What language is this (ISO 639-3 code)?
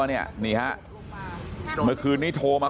tha